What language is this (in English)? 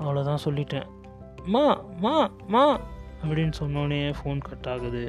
Tamil